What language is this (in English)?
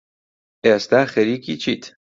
Central Kurdish